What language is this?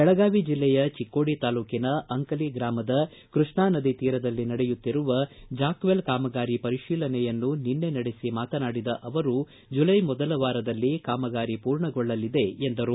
Kannada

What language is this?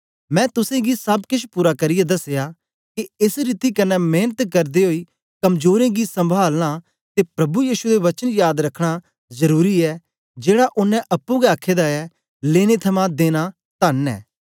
Dogri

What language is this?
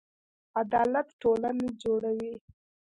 Pashto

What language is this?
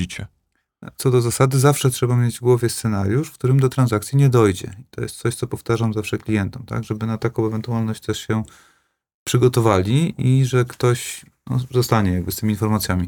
Polish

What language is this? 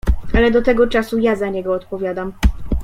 Polish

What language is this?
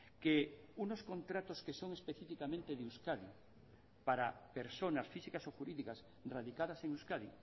Spanish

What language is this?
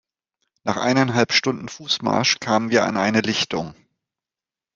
German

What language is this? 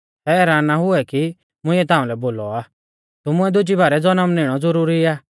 Mahasu Pahari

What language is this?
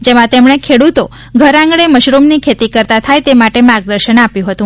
Gujarati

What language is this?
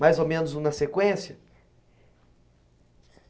Portuguese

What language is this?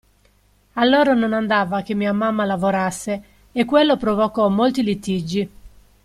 Italian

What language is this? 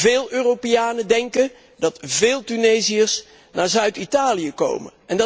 Dutch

